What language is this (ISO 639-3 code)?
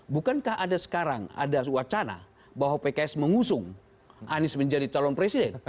ind